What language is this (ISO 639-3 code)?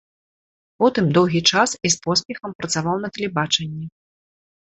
bel